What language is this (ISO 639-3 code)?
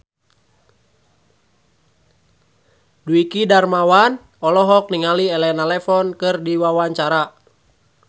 sun